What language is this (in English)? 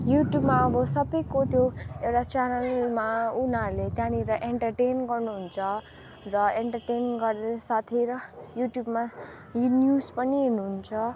Nepali